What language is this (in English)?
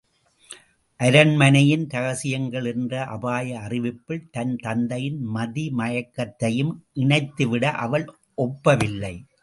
Tamil